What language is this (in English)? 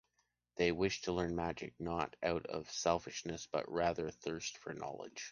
English